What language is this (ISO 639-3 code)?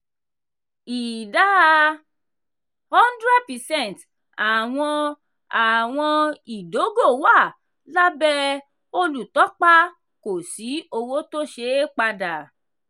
yor